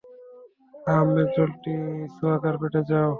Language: Bangla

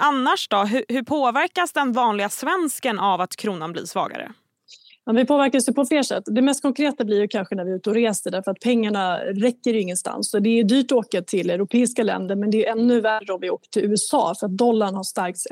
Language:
Swedish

